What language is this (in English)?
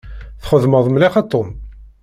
Kabyle